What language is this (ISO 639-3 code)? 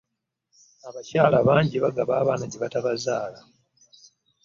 lug